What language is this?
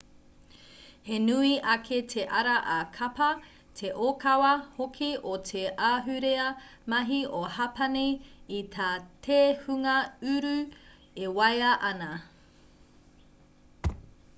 Māori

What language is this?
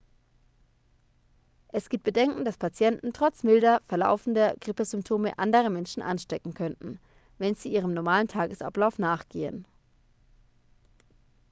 German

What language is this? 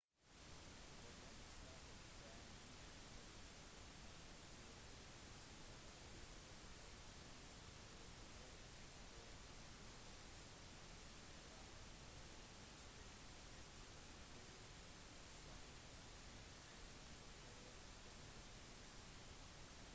Norwegian Bokmål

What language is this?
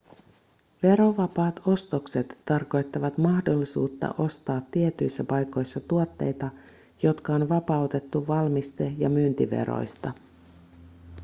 Finnish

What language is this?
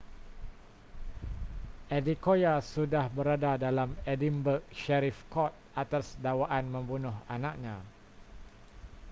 Malay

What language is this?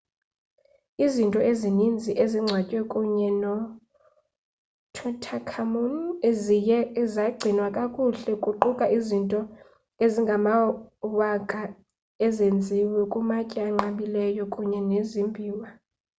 Xhosa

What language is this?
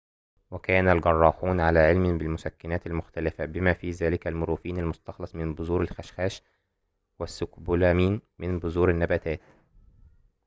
Arabic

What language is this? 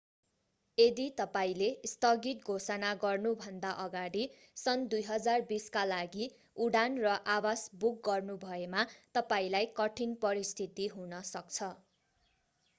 Nepali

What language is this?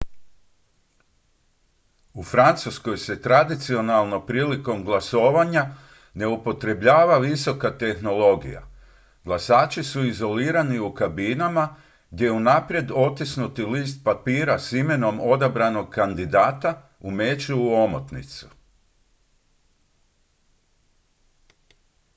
Croatian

